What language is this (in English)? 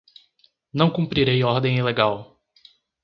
Portuguese